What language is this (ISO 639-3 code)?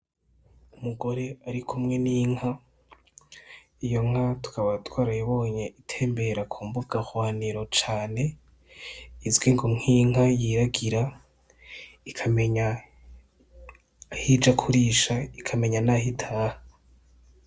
run